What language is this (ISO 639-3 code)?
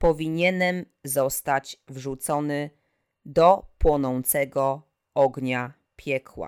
pol